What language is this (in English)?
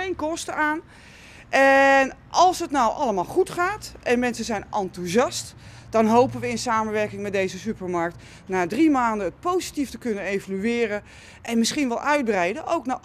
Dutch